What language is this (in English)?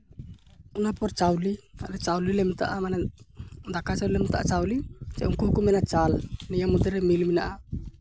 Santali